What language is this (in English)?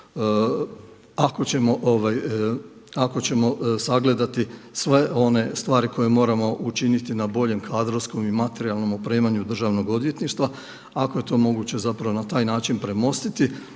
Croatian